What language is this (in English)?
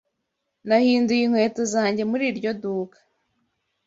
Kinyarwanda